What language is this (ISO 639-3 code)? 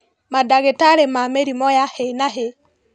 kik